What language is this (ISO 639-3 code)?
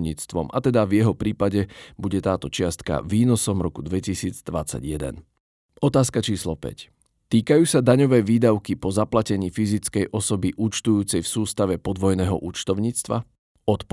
slk